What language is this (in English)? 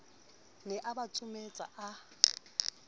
Southern Sotho